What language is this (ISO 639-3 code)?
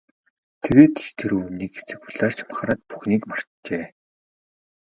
mon